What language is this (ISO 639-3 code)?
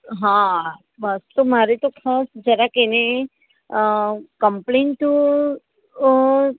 guj